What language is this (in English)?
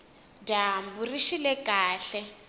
Tsonga